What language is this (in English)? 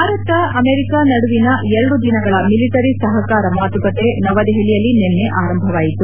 Kannada